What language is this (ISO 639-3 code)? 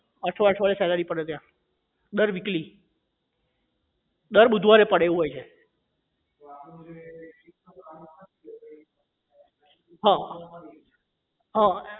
guj